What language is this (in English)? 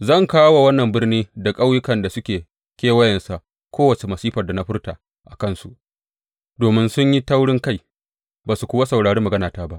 Hausa